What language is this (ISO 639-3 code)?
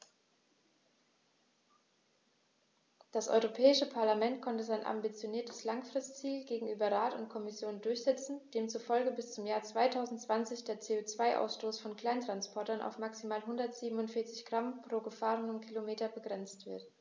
deu